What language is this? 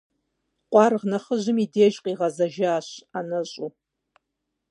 Kabardian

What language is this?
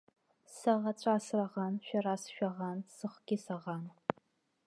Abkhazian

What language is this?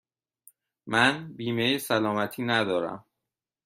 Persian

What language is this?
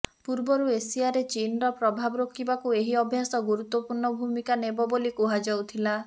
Odia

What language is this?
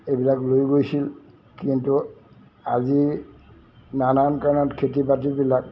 Assamese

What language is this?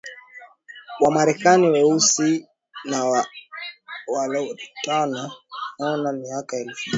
Swahili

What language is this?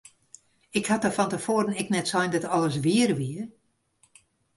Western Frisian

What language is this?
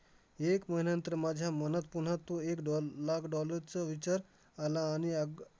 Marathi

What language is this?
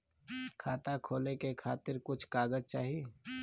Bhojpuri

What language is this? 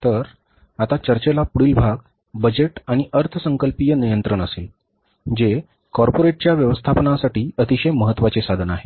Marathi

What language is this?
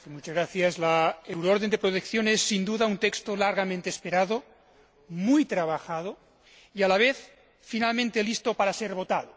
Spanish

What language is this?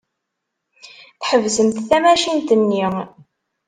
Kabyle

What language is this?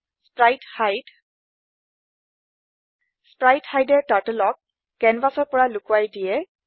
Assamese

